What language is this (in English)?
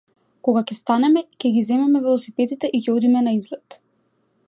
Macedonian